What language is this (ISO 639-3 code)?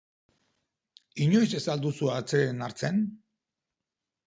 eus